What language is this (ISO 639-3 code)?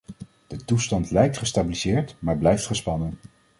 nld